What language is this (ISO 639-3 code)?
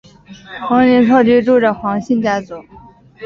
zho